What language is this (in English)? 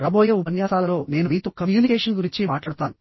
Telugu